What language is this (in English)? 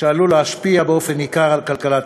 Hebrew